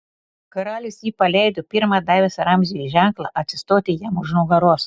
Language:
Lithuanian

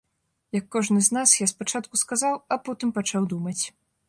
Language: Belarusian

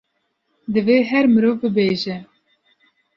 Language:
Kurdish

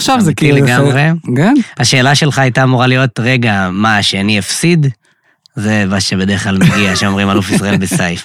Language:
Hebrew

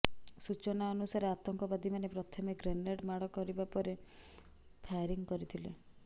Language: Odia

